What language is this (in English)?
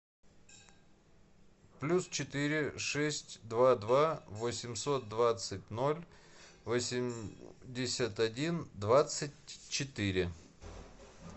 Russian